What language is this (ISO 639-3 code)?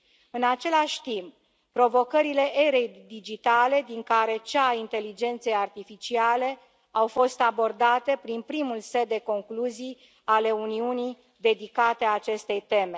ron